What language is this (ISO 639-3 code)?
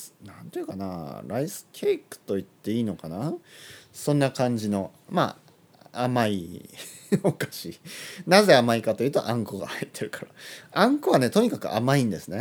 jpn